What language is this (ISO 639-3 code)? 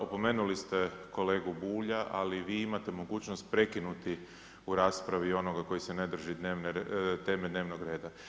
hrv